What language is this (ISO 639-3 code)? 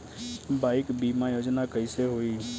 bho